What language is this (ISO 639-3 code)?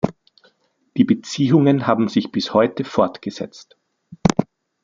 deu